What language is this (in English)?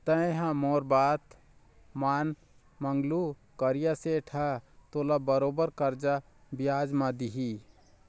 Chhattisgarhi